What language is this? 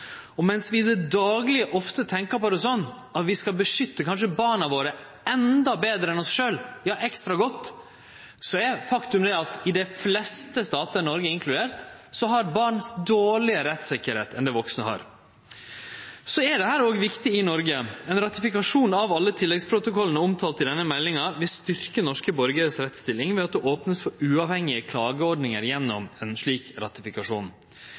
Norwegian Nynorsk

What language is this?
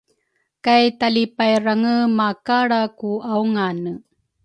Rukai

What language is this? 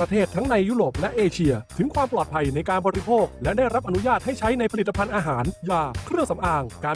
Thai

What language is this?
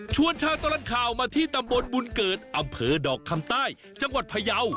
Thai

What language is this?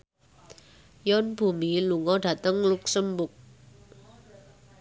Javanese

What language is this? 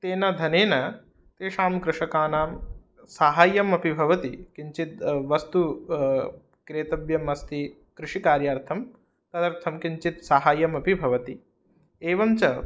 Sanskrit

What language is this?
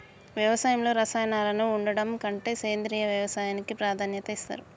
Telugu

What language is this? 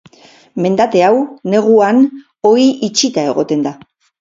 Basque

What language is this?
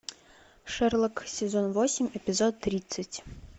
Russian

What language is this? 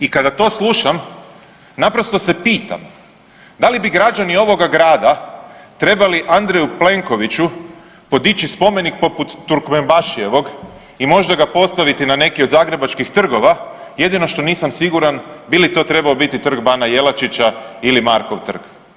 Croatian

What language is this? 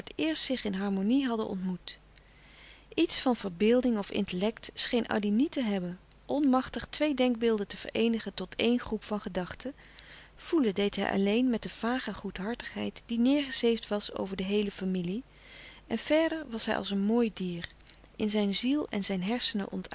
Dutch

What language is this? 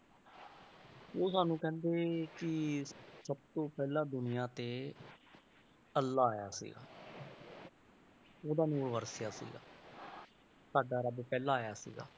Punjabi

